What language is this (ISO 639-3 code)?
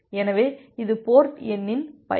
tam